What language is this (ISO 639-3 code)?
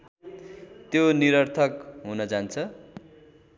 nep